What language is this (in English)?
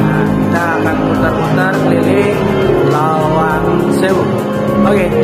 Indonesian